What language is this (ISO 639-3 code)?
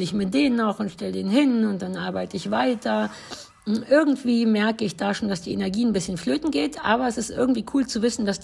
deu